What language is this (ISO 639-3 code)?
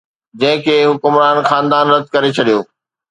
snd